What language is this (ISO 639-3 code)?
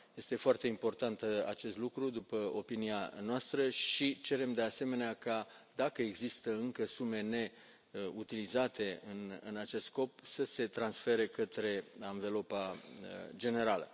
ron